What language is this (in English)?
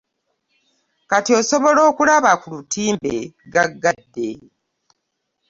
Ganda